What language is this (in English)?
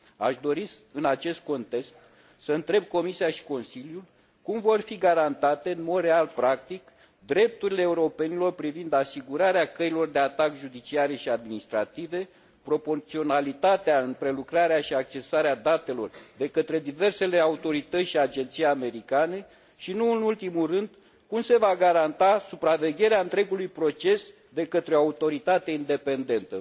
Romanian